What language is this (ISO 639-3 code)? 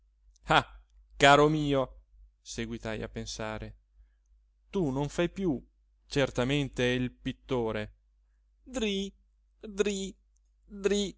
ita